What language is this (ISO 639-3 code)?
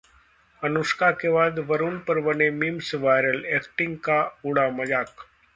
hin